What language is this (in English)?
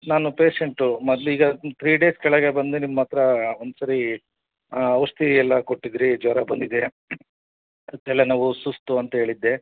Kannada